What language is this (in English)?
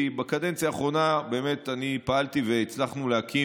Hebrew